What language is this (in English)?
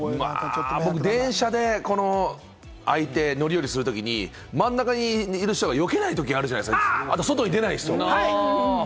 Japanese